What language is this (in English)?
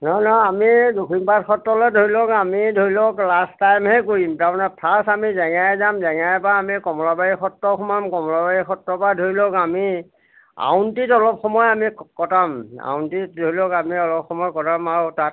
Assamese